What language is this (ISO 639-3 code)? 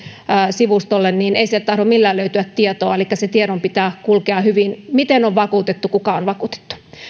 fin